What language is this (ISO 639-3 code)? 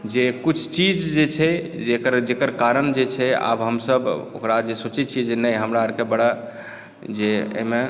mai